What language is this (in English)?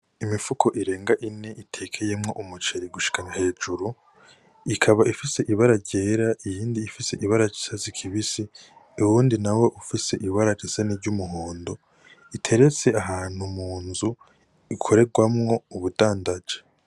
Rundi